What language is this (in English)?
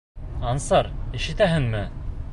Bashkir